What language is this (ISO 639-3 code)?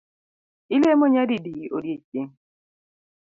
luo